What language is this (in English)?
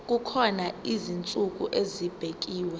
Zulu